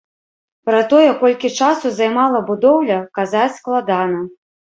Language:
Belarusian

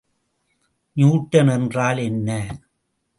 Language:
Tamil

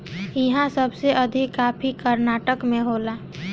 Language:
Bhojpuri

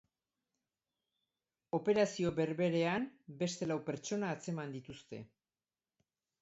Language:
Basque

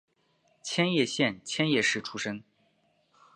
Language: Chinese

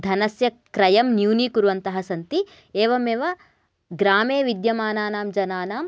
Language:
Sanskrit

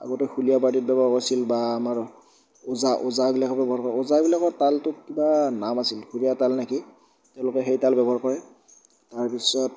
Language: Assamese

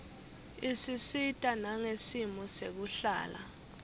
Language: Swati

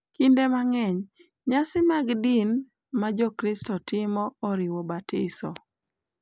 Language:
Luo (Kenya and Tanzania)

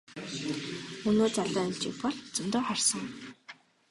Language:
Mongolian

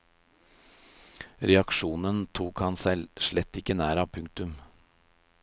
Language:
Norwegian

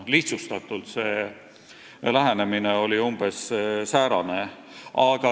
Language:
Estonian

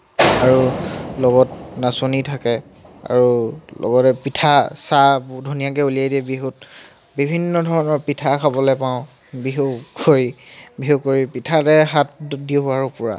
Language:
Assamese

